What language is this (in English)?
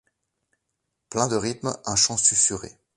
French